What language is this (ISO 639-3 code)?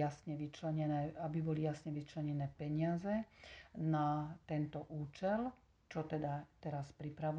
slk